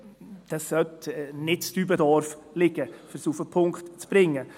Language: Swiss German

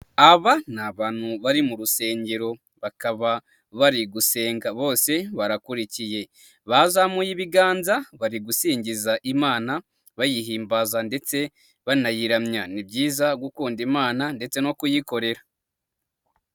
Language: Kinyarwanda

